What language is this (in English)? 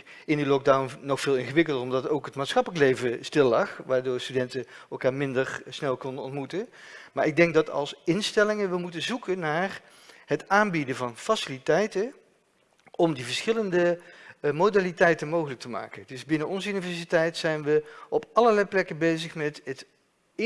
Dutch